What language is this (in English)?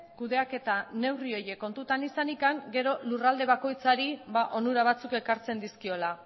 Basque